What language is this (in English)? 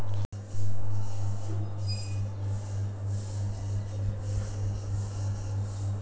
Maithili